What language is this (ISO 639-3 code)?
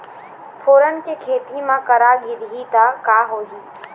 hne